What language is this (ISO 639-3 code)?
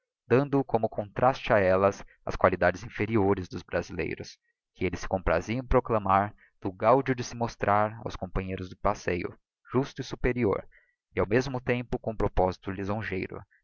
por